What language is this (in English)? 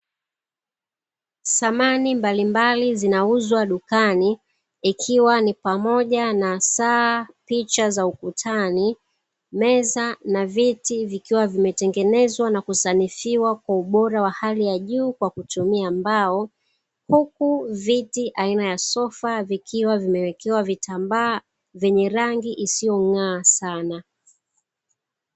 Swahili